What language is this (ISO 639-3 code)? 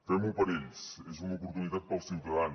cat